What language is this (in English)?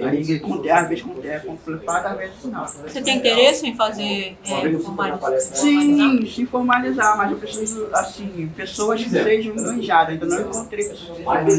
Portuguese